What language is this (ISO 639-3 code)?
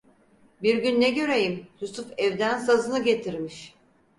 tur